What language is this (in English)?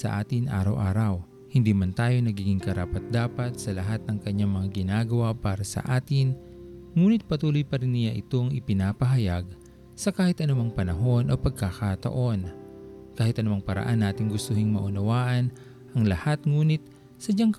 Filipino